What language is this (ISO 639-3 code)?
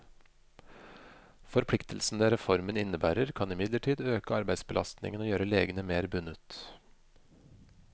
nor